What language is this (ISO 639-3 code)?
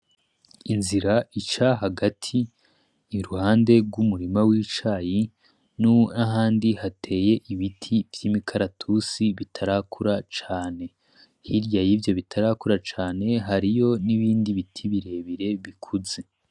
run